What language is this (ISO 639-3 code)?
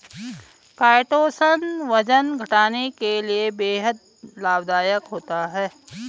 hin